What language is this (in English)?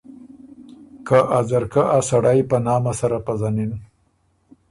Ormuri